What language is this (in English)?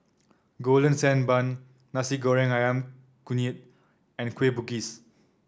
English